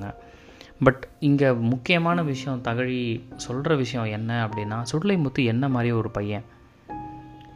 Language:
Tamil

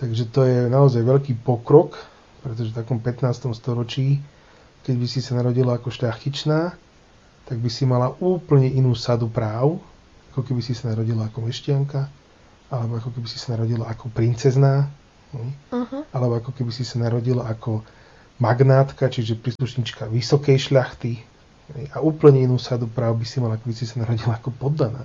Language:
Slovak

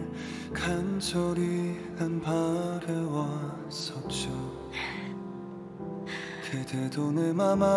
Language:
Korean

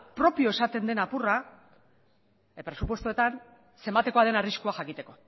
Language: Basque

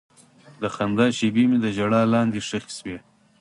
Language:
Pashto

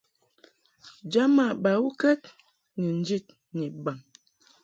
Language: Mungaka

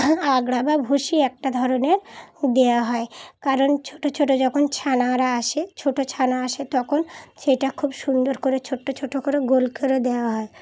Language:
Bangla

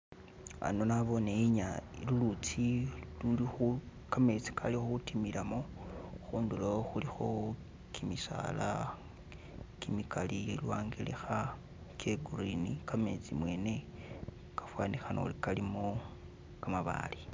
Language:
Masaaba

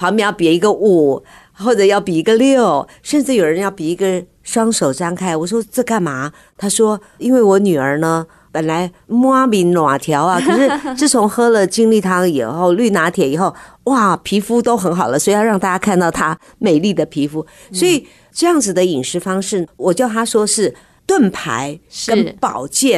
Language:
Chinese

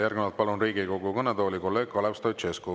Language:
Estonian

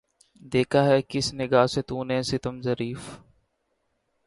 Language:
Urdu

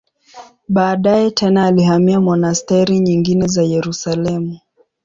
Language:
Swahili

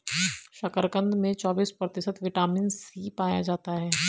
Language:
Hindi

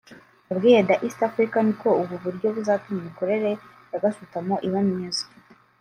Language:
Kinyarwanda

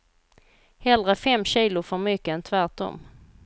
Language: Swedish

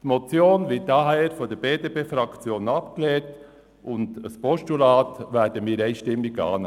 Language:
Swiss German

